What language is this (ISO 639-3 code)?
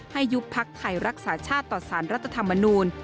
tha